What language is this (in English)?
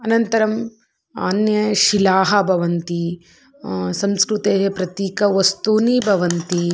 Sanskrit